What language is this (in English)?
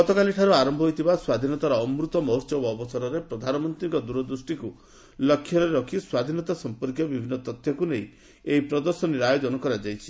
Odia